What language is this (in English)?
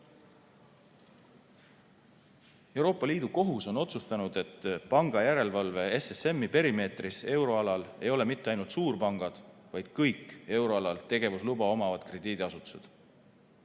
Estonian